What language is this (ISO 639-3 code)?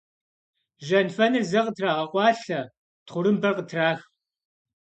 kbd